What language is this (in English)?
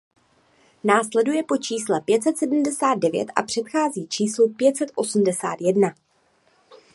Czech